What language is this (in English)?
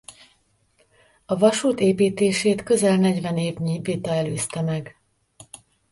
Hungarian